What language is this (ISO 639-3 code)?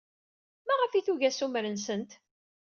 kab